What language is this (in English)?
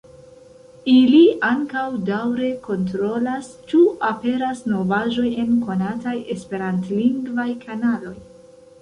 Esperanto